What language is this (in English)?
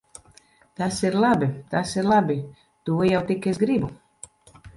Latvian